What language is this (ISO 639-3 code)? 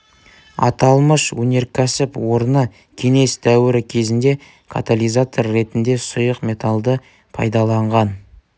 kaz